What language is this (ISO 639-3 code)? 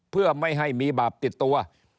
tha